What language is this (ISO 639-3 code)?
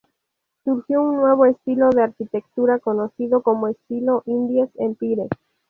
spa